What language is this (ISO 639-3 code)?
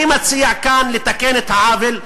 heb